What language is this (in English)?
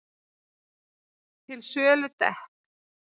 Icelandic